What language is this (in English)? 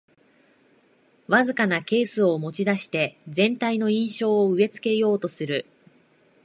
Japanese